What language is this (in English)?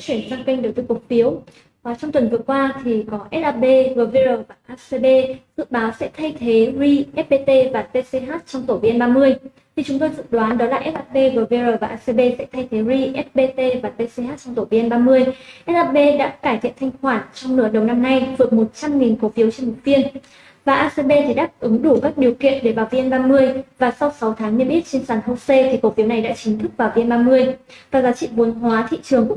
Vietnamese